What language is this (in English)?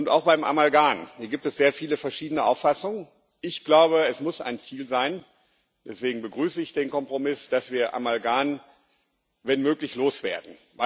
German